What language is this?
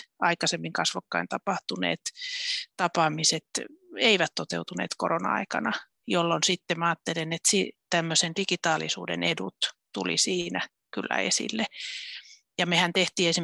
Finnish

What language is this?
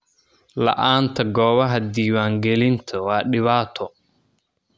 Somali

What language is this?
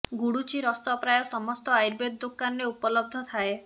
Odia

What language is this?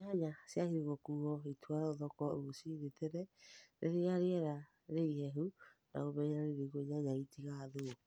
Kikuyu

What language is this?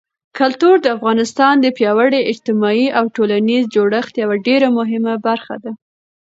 Pashto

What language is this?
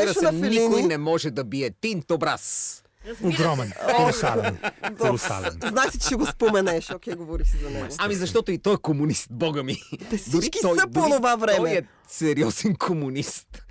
Bulgarian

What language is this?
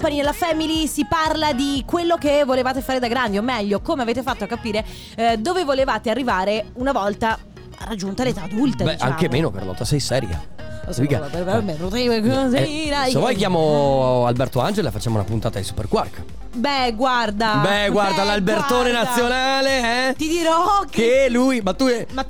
Italian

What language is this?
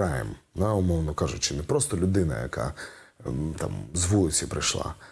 Ukrainian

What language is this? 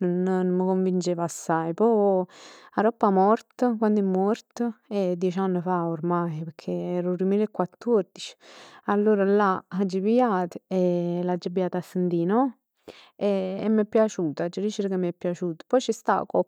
Neapolitan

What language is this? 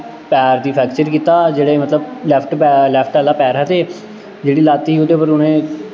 Dogri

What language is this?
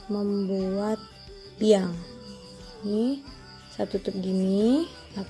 Indonesian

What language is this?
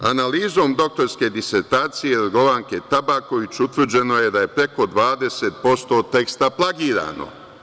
Serbian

